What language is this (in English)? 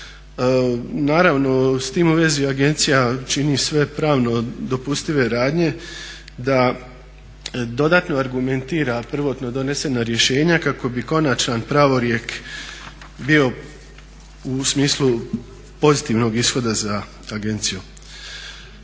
Croatian